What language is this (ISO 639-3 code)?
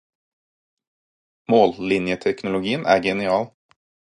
nob